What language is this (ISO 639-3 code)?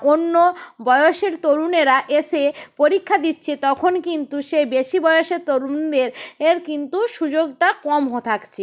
ben